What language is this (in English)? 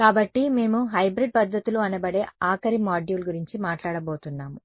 Telugu